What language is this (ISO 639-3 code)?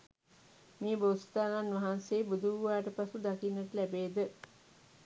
sin